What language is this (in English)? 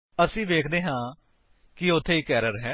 Punjabi